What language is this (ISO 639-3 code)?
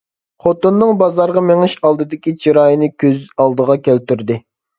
uig